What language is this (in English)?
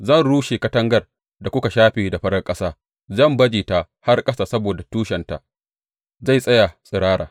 Hausa